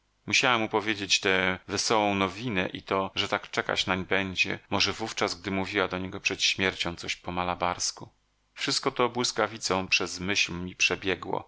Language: Polish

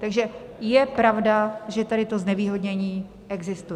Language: Czech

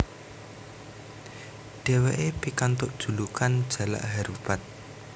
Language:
Javanese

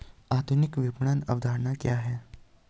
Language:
Hindi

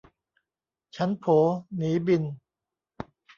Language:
Thai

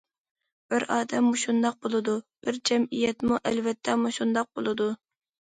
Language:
Uyghur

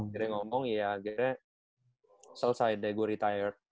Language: Indonesian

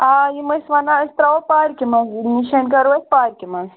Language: Kashmiri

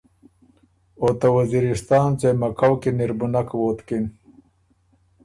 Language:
Ormuri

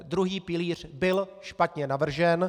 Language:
Czech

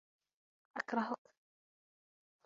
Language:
Arabic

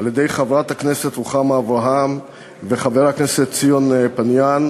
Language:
Hebrew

